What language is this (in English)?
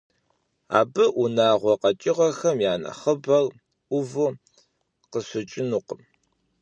Kabardian